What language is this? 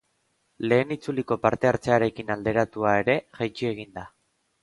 Basque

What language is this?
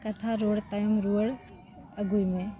Santali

